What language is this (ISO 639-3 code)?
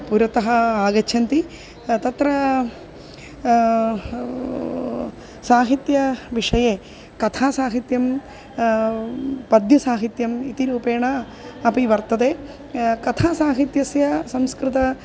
san